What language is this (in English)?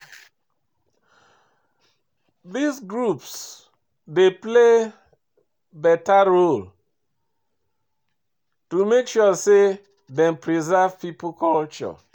Nigerian Pidgin